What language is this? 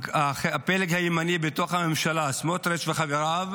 Hebrew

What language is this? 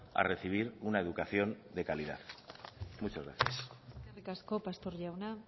Spanish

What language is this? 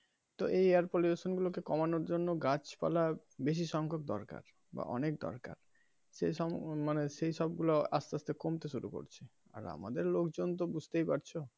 Bangla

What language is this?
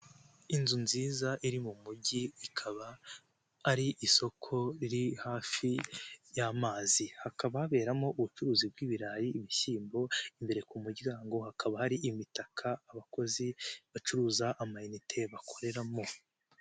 Kinyarwanda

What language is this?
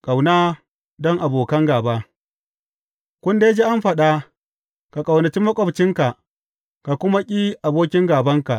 Hausa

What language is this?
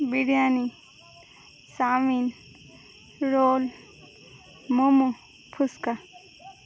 Bangla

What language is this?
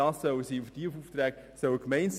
Swiss German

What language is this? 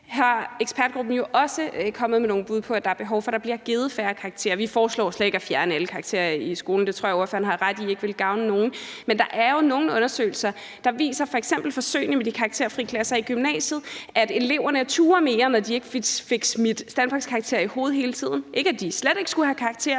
Danish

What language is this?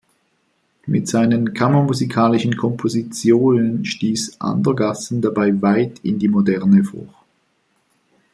German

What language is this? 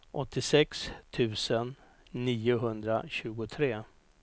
Swedish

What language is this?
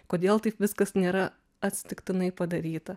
Lithuanian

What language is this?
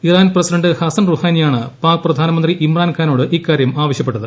Malayalam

